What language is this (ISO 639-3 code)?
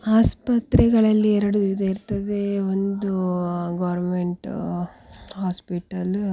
kan